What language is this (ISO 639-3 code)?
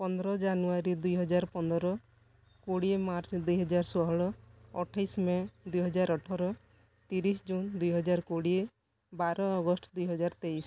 ori